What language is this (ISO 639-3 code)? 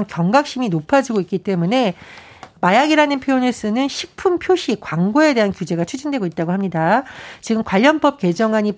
kor